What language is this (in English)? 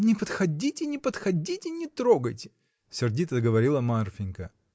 Russian